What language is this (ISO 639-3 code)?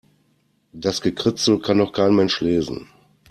deu